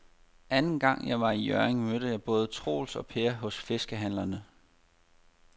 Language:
Danish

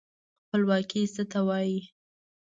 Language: Pashto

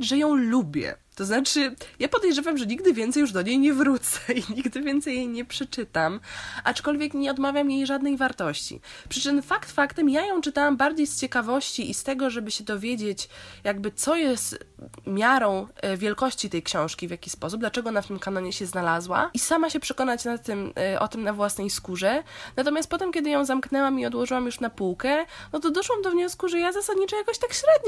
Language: Polish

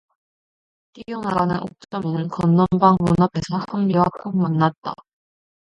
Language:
Korean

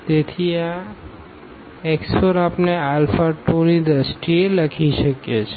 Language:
Gujarati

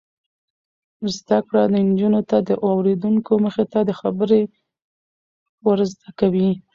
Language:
Pashto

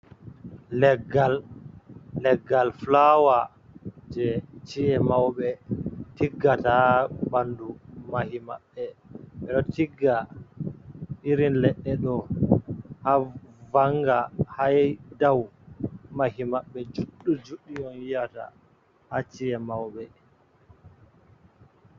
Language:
Fula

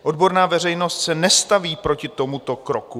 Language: Czech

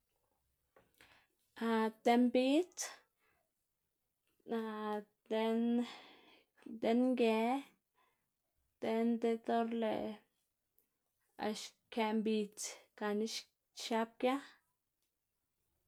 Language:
Xanaguía Zapotec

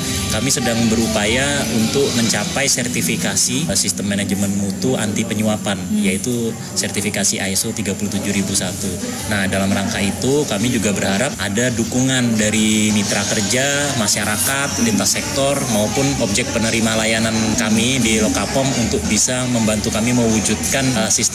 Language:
Indonesian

